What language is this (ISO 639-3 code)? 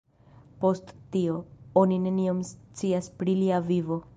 epo